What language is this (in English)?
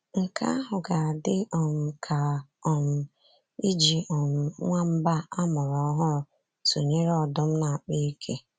Igbo